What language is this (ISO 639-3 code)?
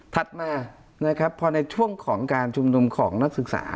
tha